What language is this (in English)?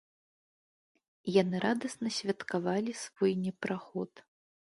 Belarusian